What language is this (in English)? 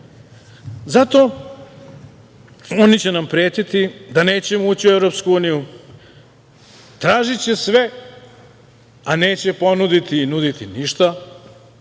Serbian